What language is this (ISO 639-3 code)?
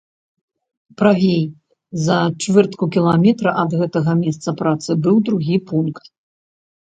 bel